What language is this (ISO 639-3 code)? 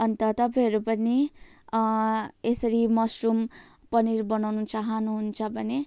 nep